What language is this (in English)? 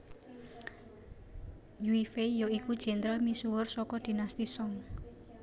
Javanese